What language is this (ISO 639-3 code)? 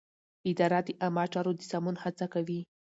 pus